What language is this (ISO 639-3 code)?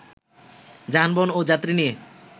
ben